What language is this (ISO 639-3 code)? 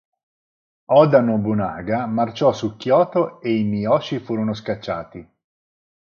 ita